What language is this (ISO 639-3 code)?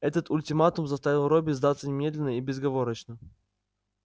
rus